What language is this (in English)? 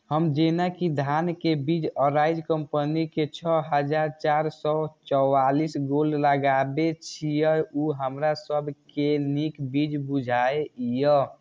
Maithili